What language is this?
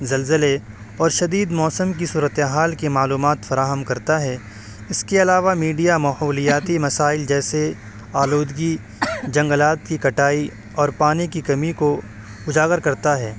Urdu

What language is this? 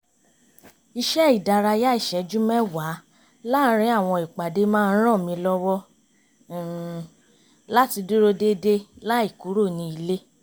Yoruba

